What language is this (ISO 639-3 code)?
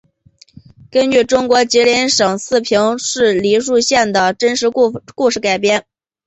zho